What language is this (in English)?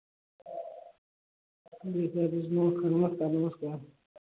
Hindi